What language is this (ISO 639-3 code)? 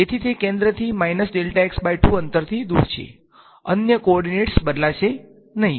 guj